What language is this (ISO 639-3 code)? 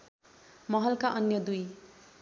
nep